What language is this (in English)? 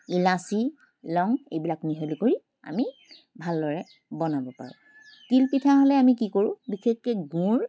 Assamese